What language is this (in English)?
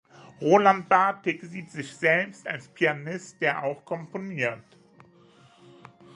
German